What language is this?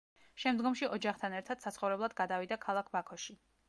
Georgian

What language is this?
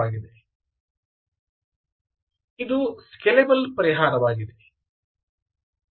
Kannada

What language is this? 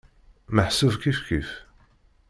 Kabyle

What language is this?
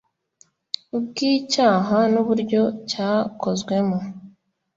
Kinyarwanda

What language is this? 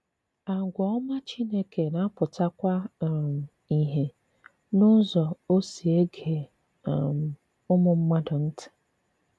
Igbo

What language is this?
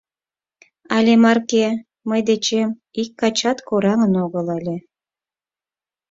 Mari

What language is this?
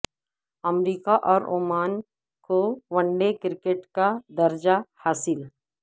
Urdu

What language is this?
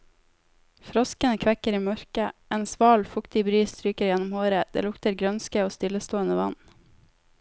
Norwegian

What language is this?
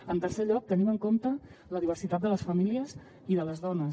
Catalan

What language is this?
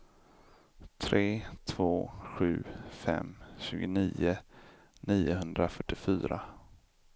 Swedish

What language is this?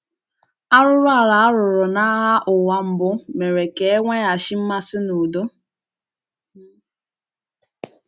Igbo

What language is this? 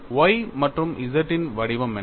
Tamil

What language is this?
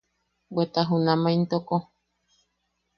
Yaqui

